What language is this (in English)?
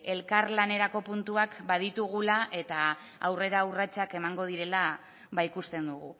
Basque